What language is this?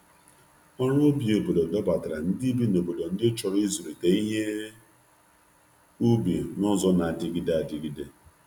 Igbo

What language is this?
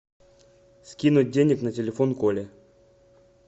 Russian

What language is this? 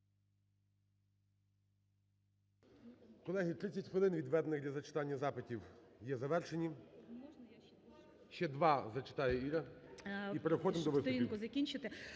Ukrainian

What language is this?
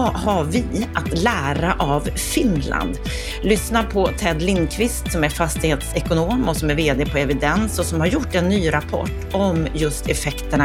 Swedish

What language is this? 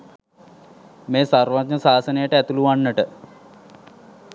Sinhala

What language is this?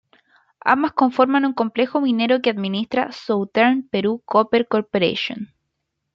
Spanish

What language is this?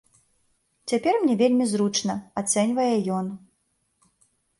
Belarusian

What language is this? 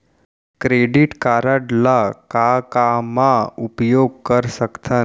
Chhattisgarhi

